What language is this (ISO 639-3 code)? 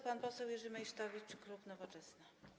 pol